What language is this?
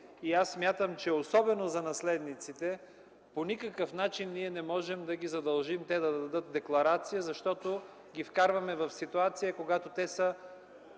Bulgarian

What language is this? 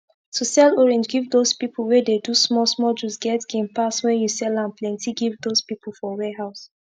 Nigerian Pidgin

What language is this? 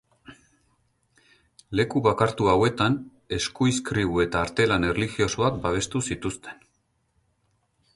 Basque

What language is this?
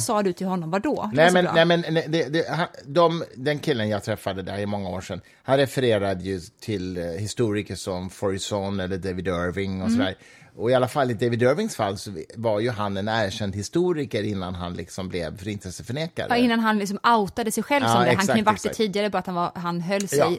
Swedish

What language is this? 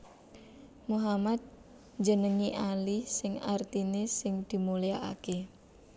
Javanese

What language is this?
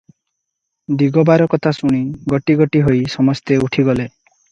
Odia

